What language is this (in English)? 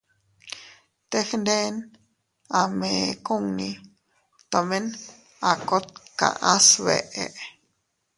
Teutila Cuicatec